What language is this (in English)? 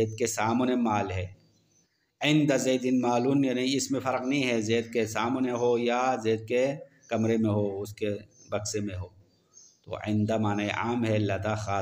Hindi